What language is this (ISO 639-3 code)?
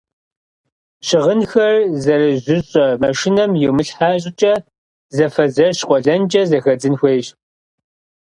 kbd